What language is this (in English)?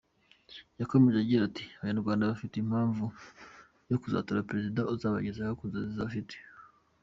Kinyarwanda